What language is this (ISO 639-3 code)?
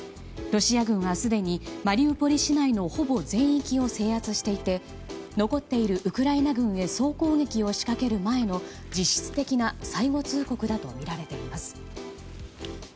jpn